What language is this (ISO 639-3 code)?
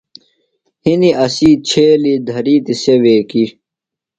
phl